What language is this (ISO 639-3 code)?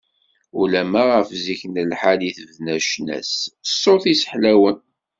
kab